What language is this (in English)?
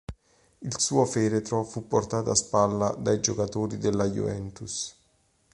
Italian